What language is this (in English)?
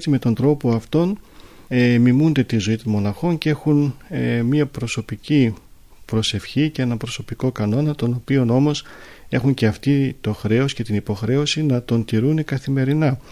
Greek